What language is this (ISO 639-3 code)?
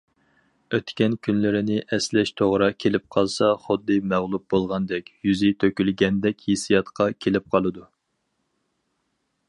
uig